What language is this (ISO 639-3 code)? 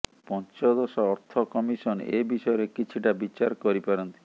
ori